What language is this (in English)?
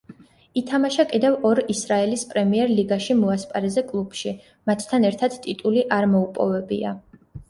Georgian